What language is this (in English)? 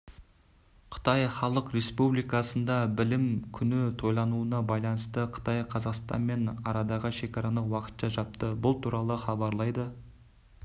Kazakh